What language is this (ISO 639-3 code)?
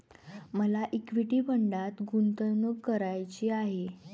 mar